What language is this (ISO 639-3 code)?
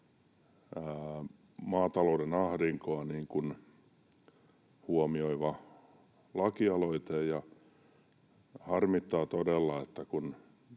fin